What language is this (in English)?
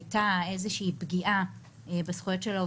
Hebrew